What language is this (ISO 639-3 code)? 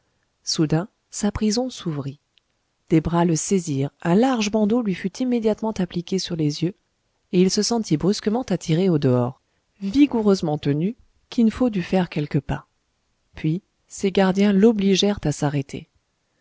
fra